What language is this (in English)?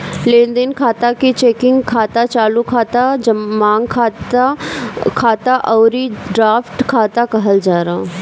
Bhojpuri